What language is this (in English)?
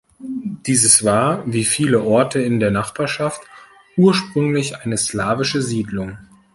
German